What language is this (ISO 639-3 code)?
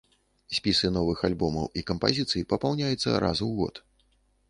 bel